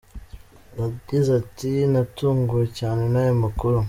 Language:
Kinyarwanda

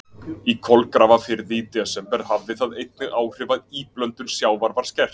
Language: Icelandic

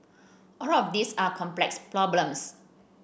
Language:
English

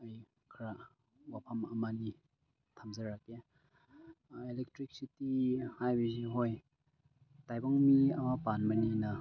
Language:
Manipuri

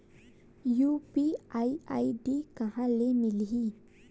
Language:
Chhattisgarhi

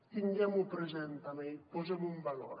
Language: Catalan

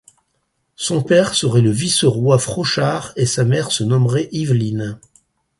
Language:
French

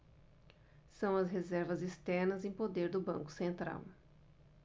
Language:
Portuguese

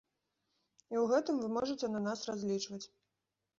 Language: Belarusian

